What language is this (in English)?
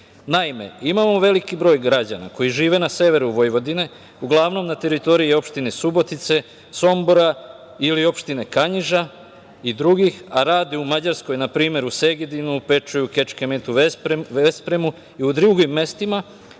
Serbian